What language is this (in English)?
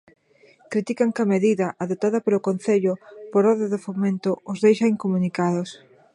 Galician